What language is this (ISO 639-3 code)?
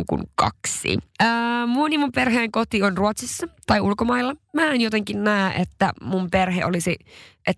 fin